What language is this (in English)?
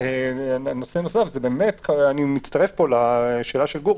Hebrew